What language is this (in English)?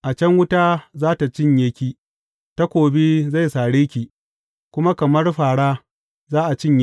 Hausa